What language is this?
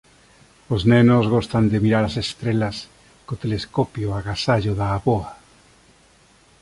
Galician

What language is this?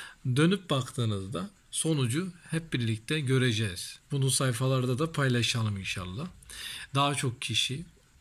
Turkish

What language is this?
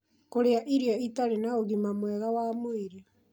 Kikuyu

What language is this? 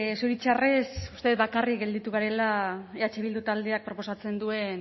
Basque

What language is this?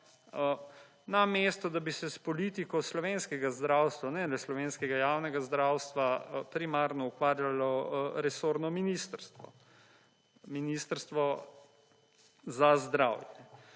Slovenian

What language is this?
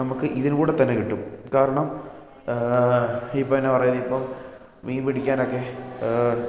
Malayalam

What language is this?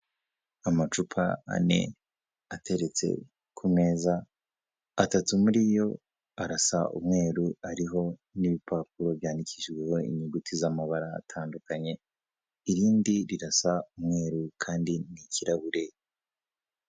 Kinyarwanda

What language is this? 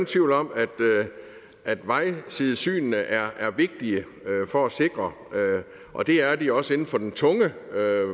Danish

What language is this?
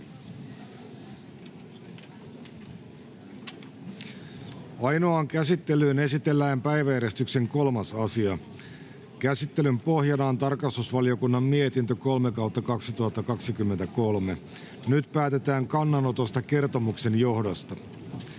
Finnish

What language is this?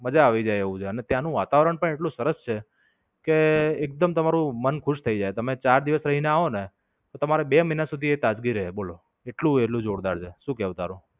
Gujarati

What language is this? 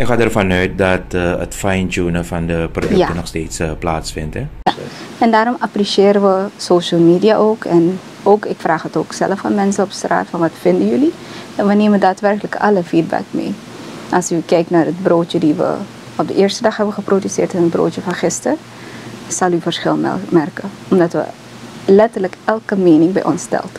Dutch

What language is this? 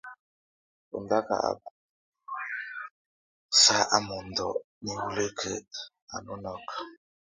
Tunen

